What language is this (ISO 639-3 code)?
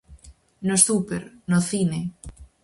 glg